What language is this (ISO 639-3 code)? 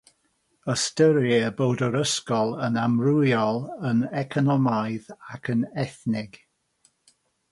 cym